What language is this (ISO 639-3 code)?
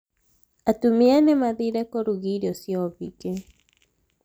kik